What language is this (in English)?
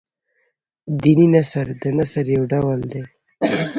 Pashto